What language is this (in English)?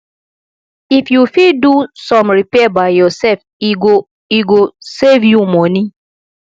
Nigerian Pidgin